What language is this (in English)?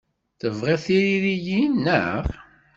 Kabyle